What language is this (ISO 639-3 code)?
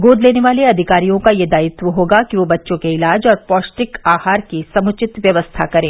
hin